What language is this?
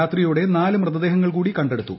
Malayalam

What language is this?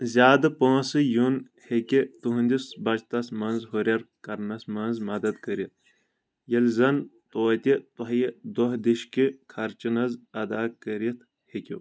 Kashmiri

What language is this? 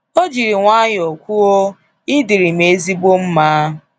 Igbo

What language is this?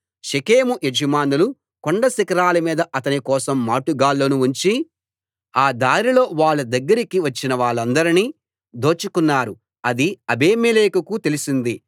Telugu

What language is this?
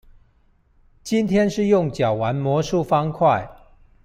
Chinese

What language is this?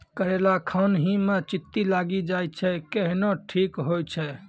Maithili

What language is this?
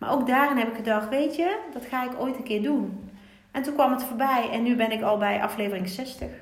Dutch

